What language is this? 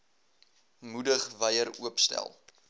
Afrikaans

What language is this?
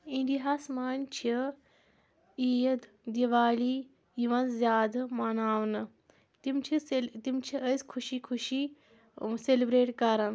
Kashmiri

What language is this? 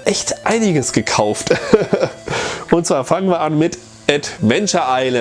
German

